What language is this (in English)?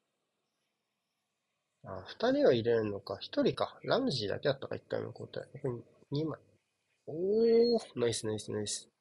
Japanese